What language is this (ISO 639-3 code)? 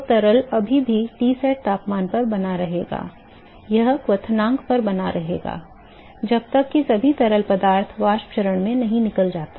hin